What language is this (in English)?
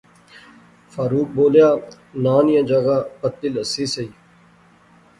Pahari-Potwari